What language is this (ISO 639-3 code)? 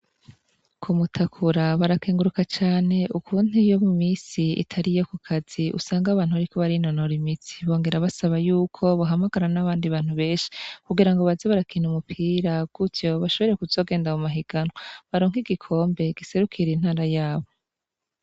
run